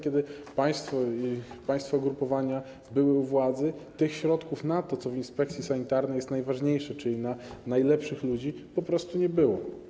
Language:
Polish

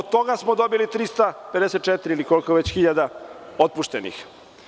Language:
Serbian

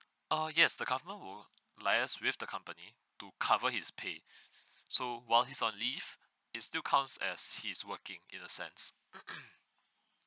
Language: English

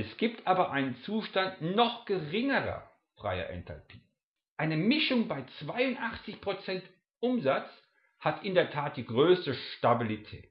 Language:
German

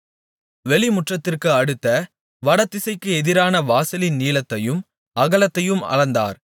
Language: Tamil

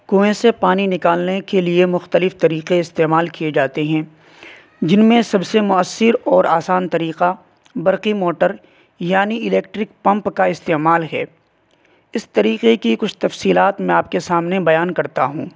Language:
Urdu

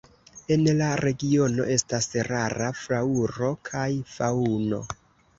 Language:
Esperanto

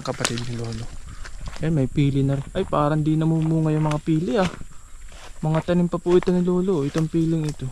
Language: Filipino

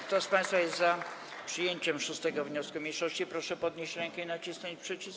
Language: Polish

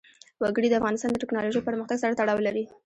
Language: Pashto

